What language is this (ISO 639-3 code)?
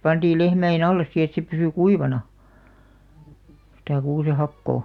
fin